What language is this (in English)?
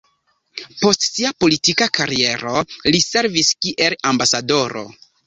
Esperanto